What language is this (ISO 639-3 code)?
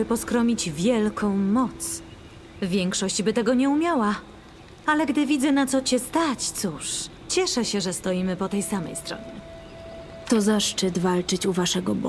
pol